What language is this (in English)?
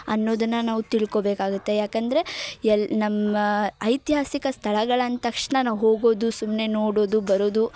Kannada